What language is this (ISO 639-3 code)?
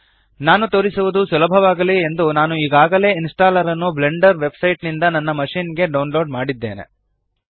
kan